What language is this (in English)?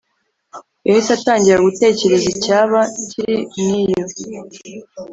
Kinyarwanda